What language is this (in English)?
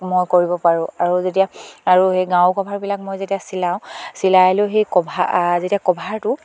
Assamese